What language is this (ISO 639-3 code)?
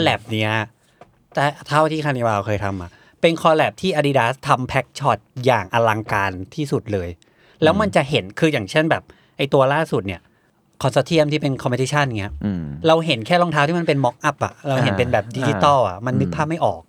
tha